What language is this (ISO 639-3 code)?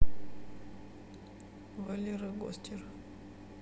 rus